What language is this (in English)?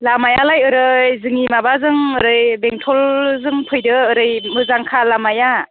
Bodo